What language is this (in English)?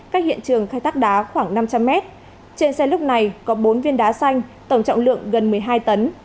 Vietnamese